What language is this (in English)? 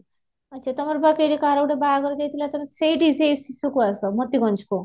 Odia